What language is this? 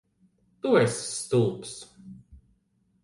Latvian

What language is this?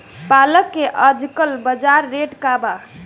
Bhojpuri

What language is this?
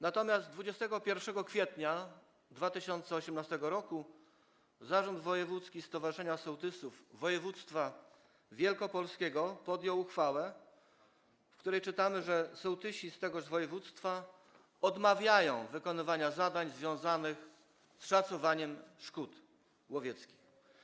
Polish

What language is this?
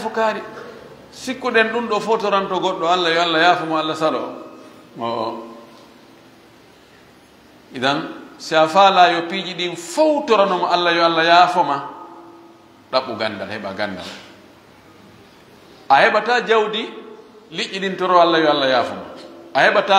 Arabic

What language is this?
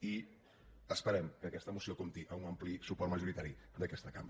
Catalan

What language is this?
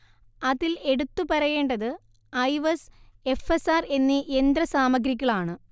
Malayalam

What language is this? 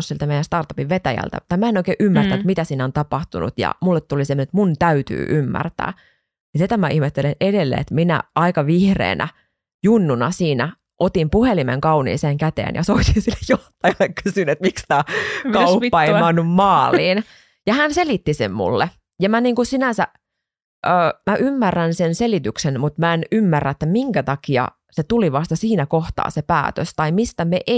Finnish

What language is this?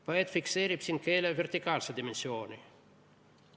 Estonian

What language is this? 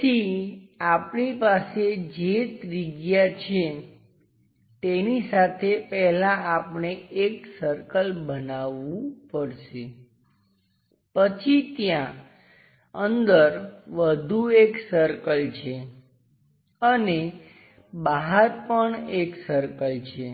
Gujarati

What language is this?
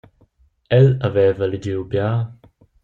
Romansh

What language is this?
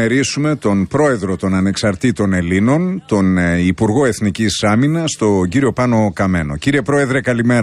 Greek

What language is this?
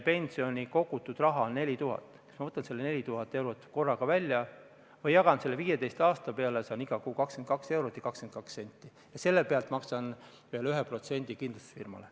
Estonian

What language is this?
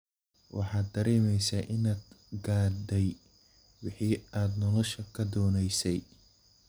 Somali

